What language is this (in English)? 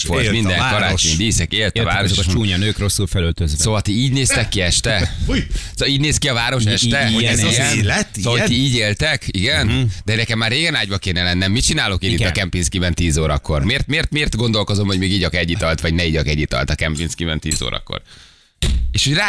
Hungarian